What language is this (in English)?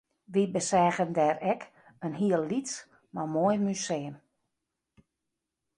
Western Frisian